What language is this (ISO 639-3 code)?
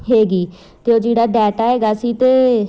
pan